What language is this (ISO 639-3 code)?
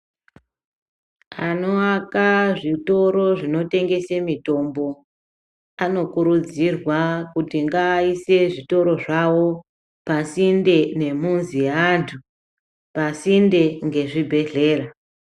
ndc